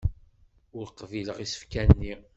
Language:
Kabyle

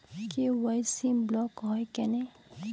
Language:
Bangla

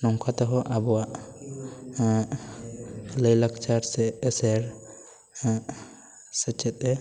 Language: Santali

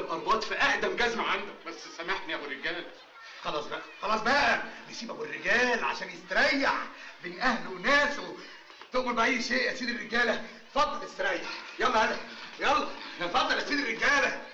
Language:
Arabic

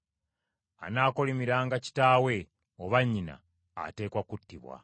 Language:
Ganda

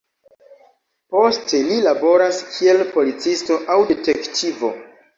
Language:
Esperanto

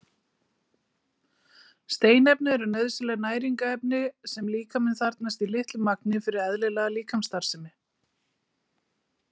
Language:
Icelandic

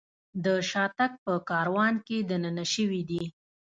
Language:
Pashto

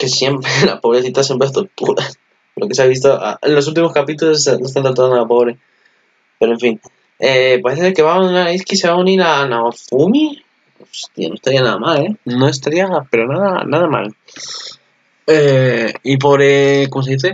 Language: Spanish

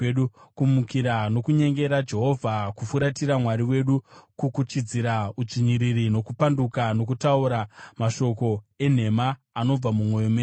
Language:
Shona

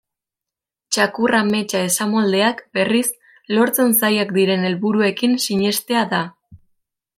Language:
Basque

